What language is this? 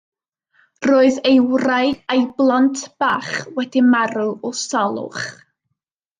Welsh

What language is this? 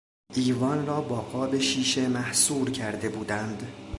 Persian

